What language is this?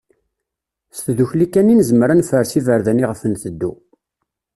Kabyle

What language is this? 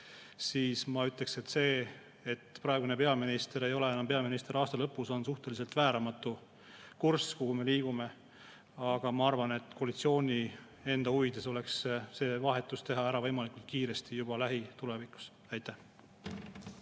Estonian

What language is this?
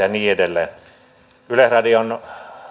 Finnish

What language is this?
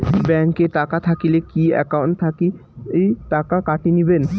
Bangla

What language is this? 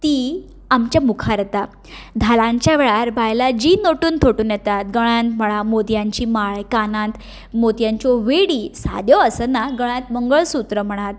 Konkani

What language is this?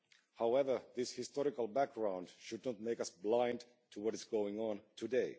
English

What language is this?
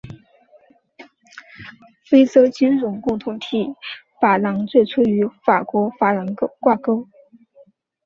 Chinese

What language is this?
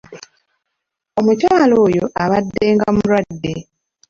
Ganda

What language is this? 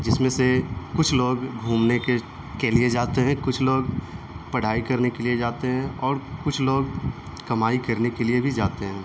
Urdu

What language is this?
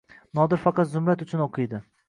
Uzbek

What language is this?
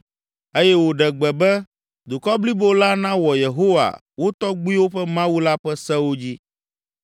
Ewe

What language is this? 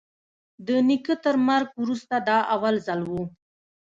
Pashto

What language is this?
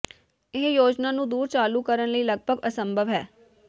Punjabi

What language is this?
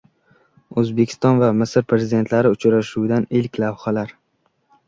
Uzbek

